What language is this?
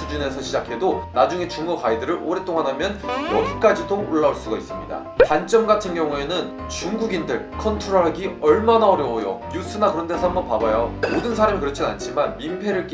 Korean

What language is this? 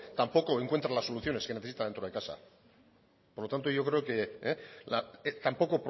Spanish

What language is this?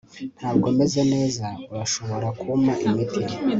Kinyarwanda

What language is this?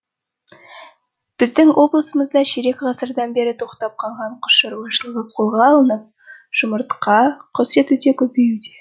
Kazakh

